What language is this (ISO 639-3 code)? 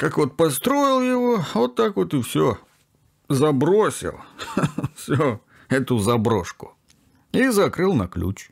rus